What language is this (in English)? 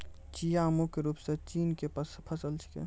Maithili